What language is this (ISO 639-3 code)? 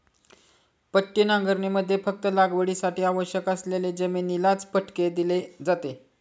mar